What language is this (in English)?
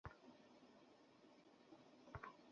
Bangla